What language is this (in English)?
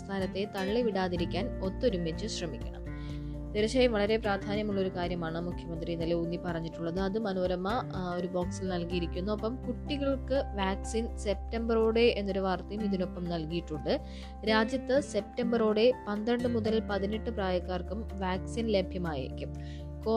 Malayalam